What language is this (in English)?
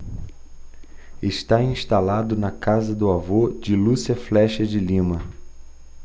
Portuguese